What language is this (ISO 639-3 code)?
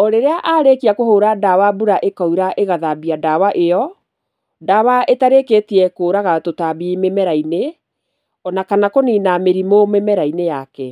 kik